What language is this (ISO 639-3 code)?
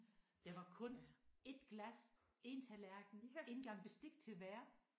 dan